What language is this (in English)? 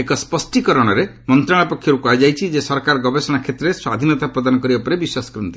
Odia